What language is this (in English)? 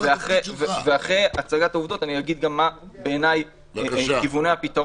Hebrew